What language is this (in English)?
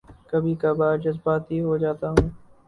Urdu